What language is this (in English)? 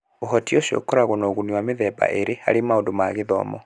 Kikuyu